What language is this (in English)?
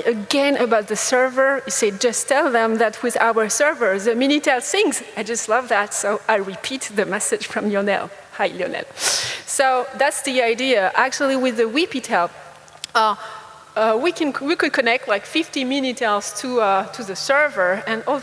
English